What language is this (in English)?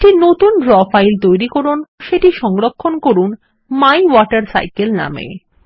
Bangla